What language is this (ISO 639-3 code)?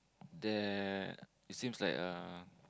eng